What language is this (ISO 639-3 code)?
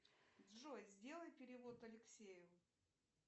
rus